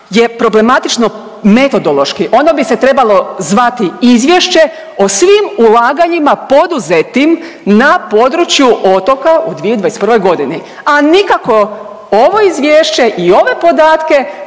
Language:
Croatian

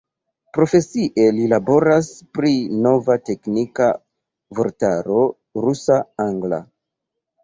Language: Esperanto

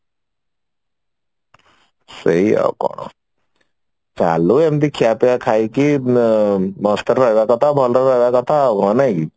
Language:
Odia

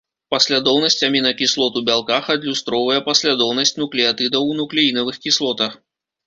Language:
Belarusian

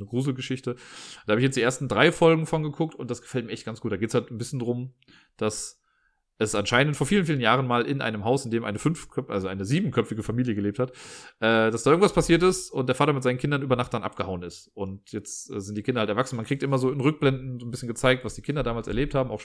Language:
German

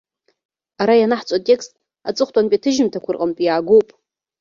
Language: Abkhazian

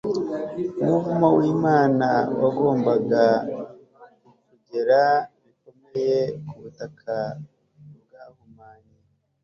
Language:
Kinyarwanda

